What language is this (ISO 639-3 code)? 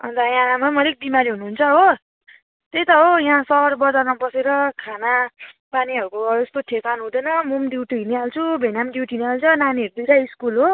nep